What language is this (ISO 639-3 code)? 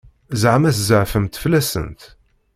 kab